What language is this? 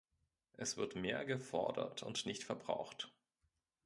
German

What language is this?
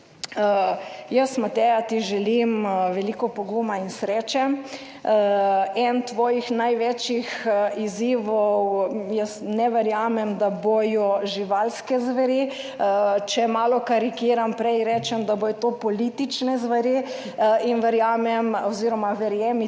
Slovenian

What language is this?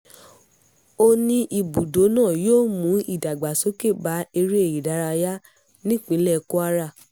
Yoruba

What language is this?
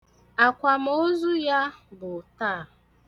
Igbo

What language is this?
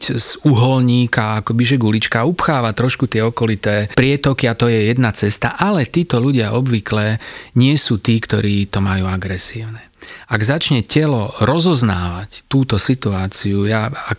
Slovak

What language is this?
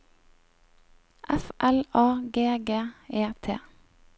Norwegian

